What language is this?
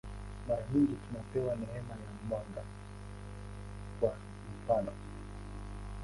Swahili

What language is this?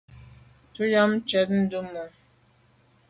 Medumba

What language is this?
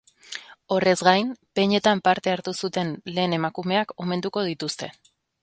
Basque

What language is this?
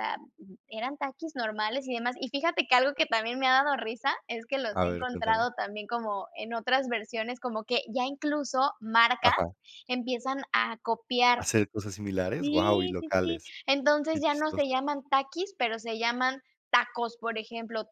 Spanish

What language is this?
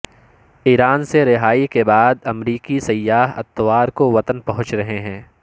Urdu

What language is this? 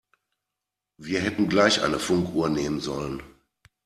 German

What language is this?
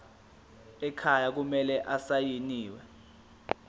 Zulu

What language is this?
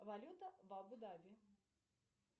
Russian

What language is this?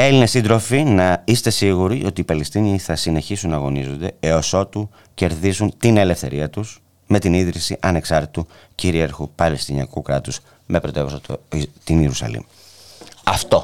Greek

